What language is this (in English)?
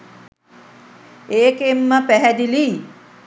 Sinhala